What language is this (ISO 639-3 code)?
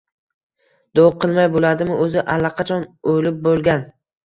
uzb